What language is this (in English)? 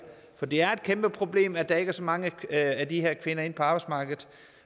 Danish